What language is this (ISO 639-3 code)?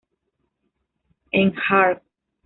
spa